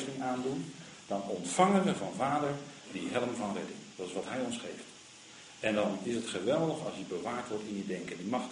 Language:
Dutch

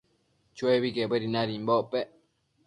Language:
Matsés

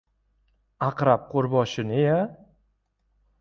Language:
Uzbek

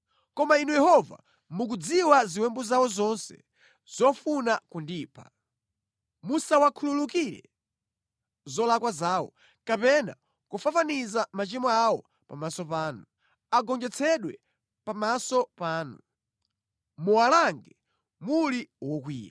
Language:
Nyanja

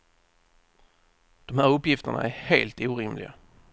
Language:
Swedish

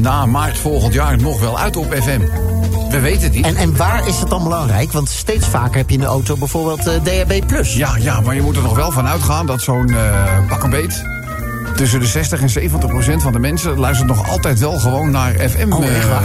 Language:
Dutch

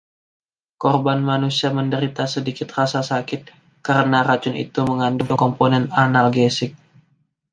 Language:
Indonesian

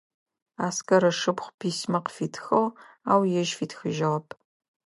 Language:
Adyghe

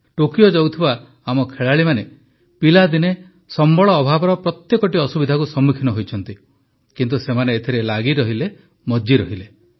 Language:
Odia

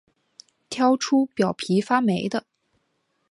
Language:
Chinese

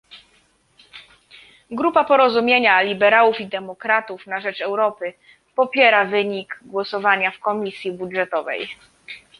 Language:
Polish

